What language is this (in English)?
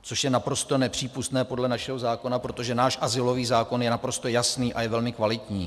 Czech